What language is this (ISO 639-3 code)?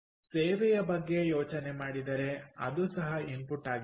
kan